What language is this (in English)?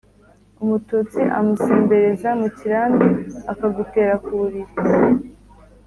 Kinyarwanda